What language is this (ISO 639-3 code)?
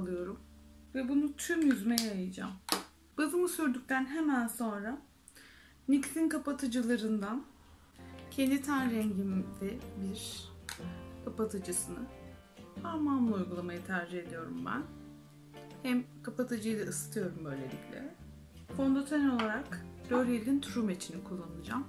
tur